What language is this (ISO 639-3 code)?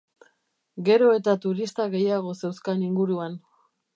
eus